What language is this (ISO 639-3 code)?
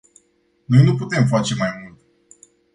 ron